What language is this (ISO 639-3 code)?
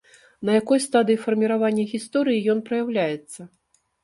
bel